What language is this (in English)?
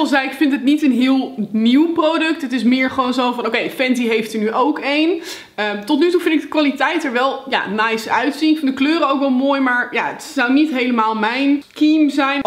Dutch